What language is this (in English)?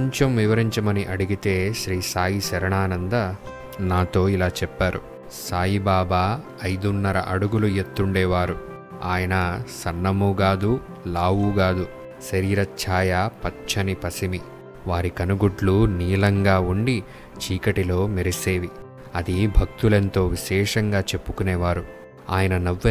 Telugu